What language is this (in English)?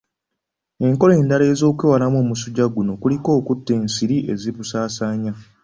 Ganda